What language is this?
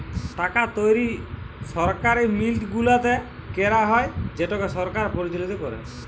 Bangla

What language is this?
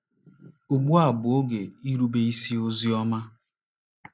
Igbo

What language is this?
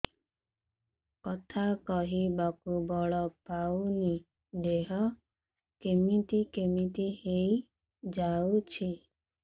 Odia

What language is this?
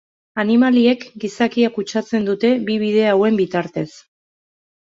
Basque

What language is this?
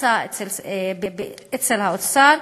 Hebrew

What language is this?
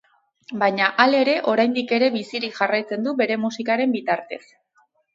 Basque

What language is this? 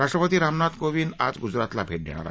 Marathi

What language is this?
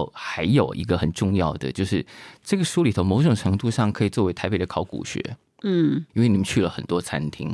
Chinese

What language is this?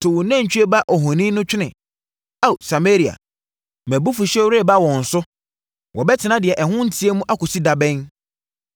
Akan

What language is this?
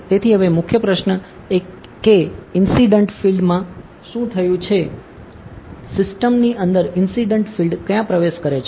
Gujarati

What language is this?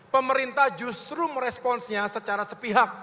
Indonesian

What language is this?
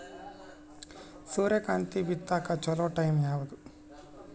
Kannada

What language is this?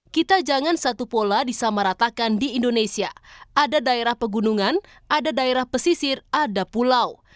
Indonesian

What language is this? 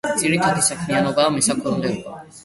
Georgian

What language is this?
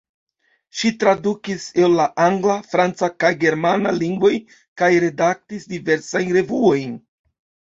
Esperanto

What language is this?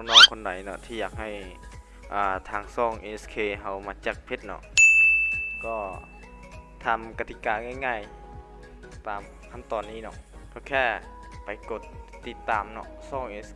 Thai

